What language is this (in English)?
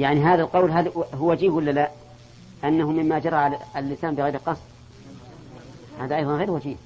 Arabic